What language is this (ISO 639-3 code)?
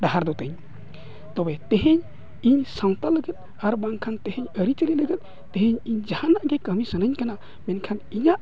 sat